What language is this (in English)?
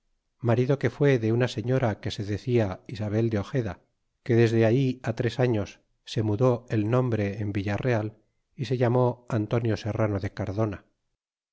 Spanish